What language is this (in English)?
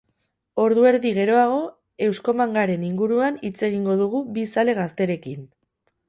Basque